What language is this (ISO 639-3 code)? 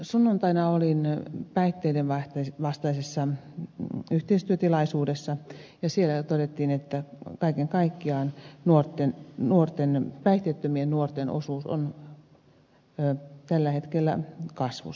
fin